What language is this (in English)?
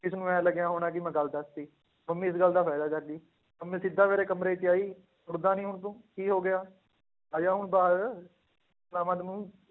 Punjabi